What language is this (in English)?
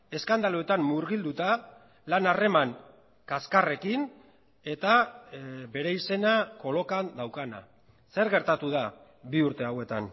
Basque